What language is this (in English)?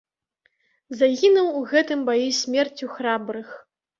Belarusian